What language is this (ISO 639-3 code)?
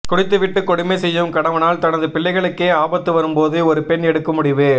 tam